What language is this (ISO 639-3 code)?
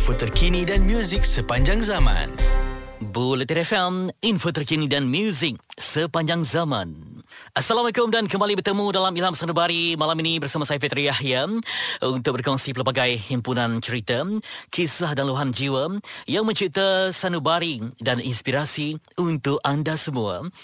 msa